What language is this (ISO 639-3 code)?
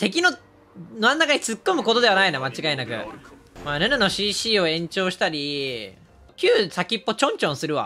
jpn